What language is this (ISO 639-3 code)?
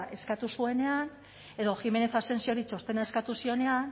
eus